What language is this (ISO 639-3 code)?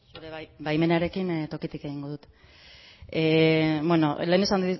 eus